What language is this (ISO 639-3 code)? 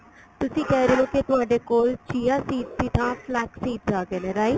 pan